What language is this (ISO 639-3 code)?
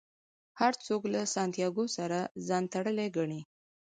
pus